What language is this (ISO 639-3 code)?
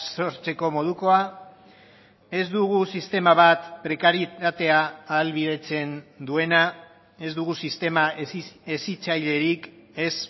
eus